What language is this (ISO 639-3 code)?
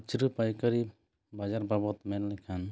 sat